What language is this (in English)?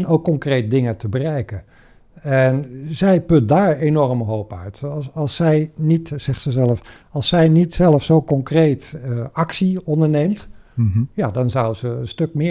Dutch